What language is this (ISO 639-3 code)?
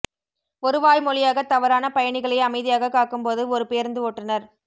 tam